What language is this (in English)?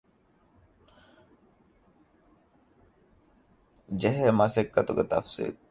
Divehi